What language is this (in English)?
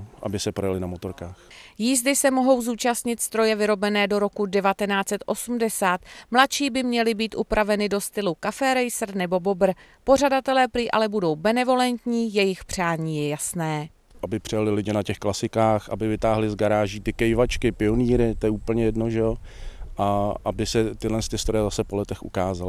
Czech